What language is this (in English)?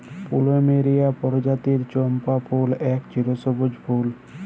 Bangla